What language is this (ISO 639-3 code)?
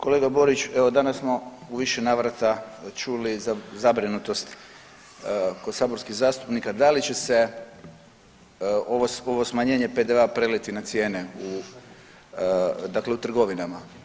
hrv